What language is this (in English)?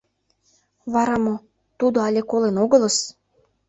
Mari